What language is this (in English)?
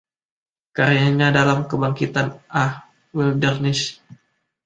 Indonesian